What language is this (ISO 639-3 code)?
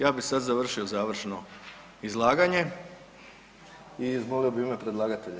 hrv